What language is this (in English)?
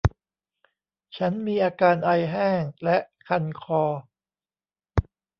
Thai